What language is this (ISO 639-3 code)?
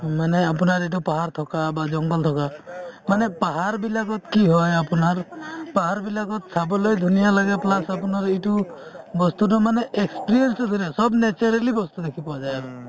asm